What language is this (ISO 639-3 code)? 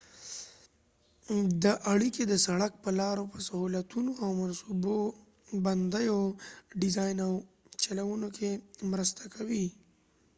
pus